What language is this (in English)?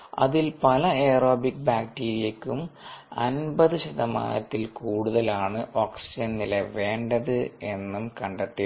Malayalam